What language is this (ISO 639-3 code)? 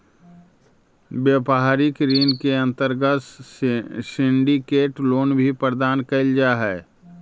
mag